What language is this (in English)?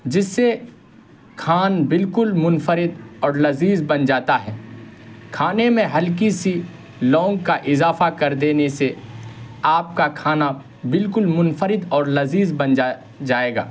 Urdu